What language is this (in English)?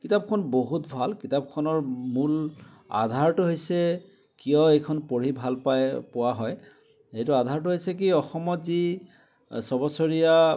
Assamese